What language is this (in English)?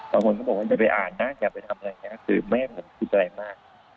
Thai